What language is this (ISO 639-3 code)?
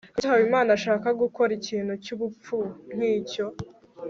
kin